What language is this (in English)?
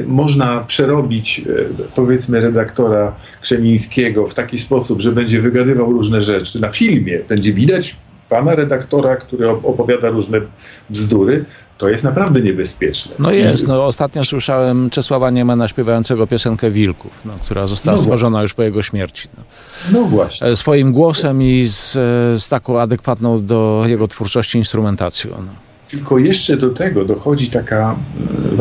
Polish